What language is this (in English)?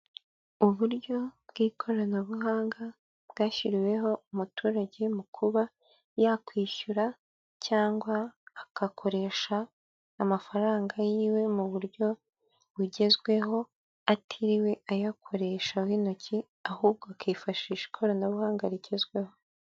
Kinyarwanda